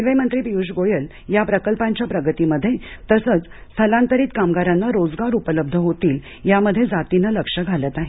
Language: Marathi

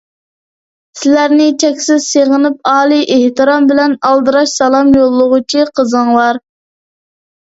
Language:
Uyghur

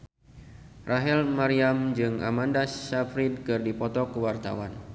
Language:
Sundanese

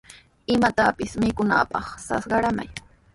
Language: Sihuas Ancash Quechua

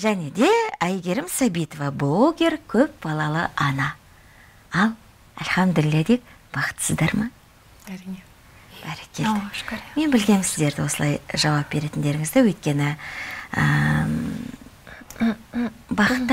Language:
Russian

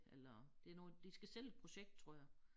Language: Danish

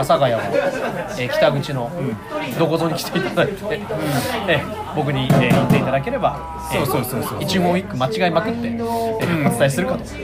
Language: Japanese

